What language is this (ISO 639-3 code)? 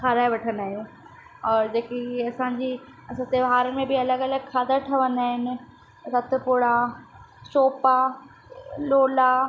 snd